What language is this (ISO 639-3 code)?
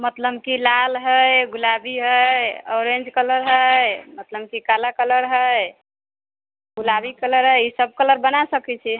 mai